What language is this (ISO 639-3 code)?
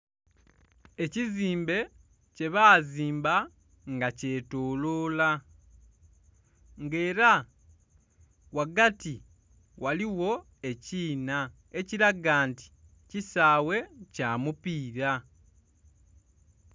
xog